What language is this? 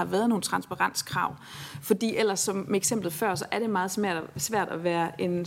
Danish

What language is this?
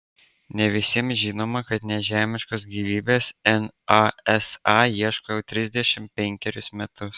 Lithuanian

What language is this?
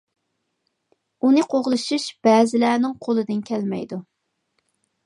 Uyghur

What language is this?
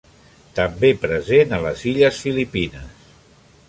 Catalan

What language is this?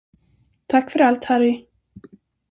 Swedish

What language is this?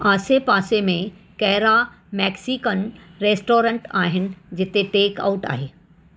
Sindhi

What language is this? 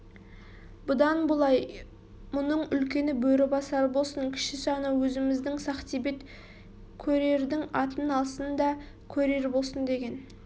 Kazakh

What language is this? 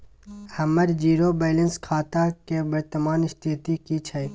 Maithili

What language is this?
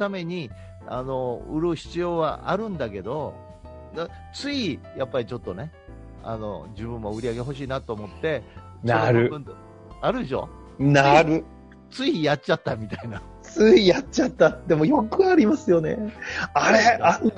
Japanese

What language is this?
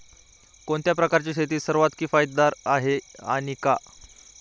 Marathi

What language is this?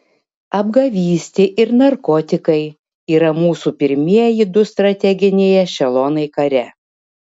Lithuanian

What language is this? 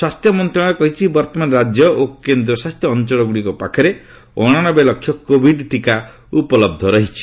Odia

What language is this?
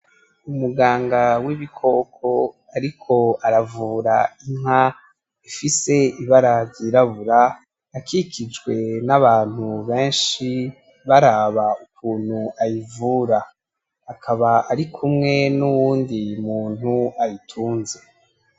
Rundi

